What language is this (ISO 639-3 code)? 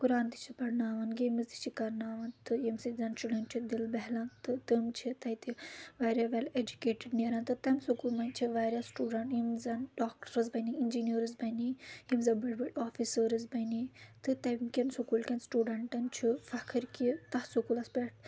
kas